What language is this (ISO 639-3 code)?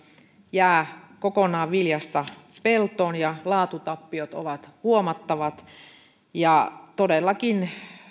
fin